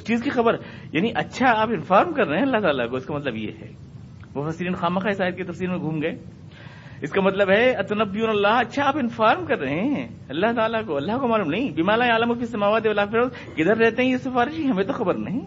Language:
Urdu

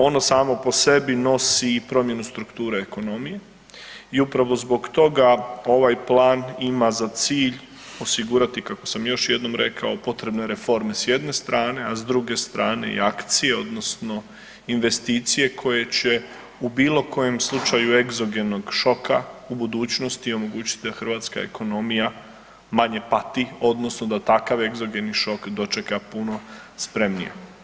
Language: Croatian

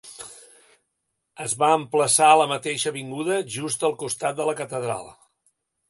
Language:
Catalan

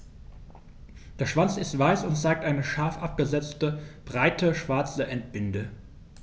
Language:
German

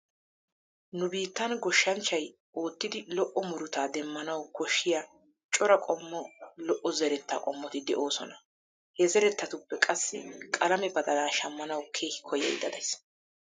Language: Wolaytta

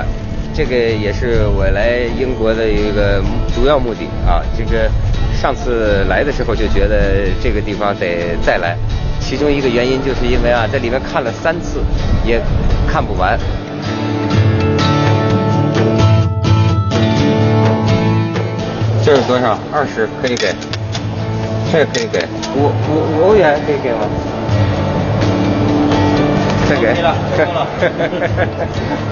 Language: Chinese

